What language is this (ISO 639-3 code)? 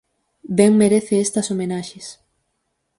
glg